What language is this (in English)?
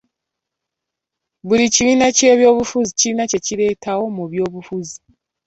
Ganda